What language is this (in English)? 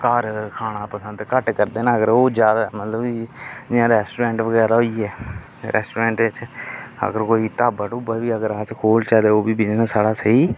Dogri